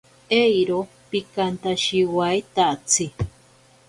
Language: Ashéninka Perené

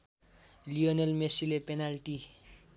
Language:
Nepali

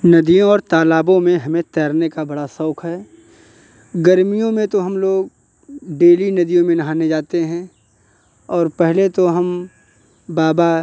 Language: Hindi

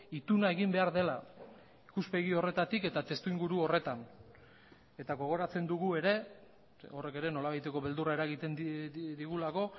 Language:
Basque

